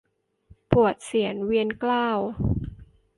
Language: Thai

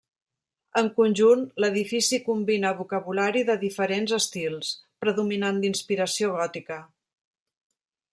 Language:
Catalan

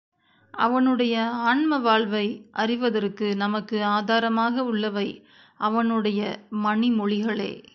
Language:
Tamil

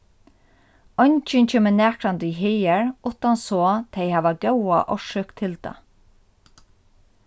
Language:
Faroese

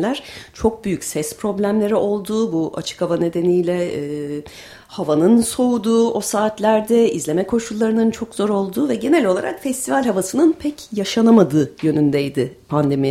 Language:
Turkish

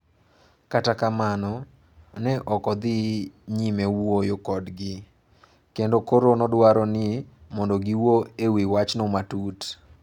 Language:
Luo (Kenya and Tanzania)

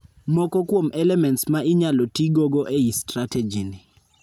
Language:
Luo (Kenya and Tanzania)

